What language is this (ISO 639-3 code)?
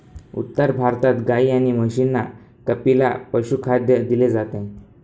mar